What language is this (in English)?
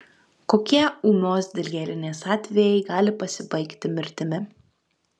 Lithuanian